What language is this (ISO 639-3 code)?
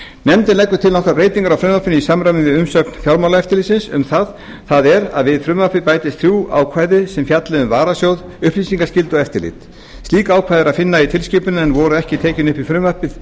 isl